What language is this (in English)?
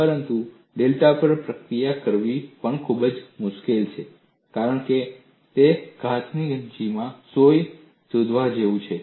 Gujarati